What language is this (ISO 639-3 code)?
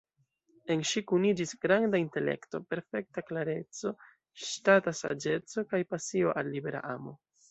epo